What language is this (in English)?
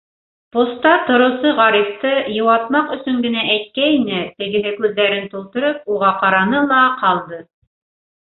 Bashkir